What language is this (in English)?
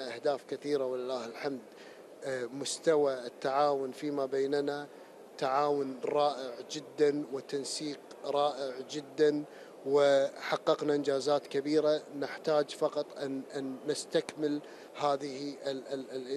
Arabic